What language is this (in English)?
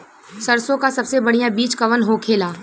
Bhojpuri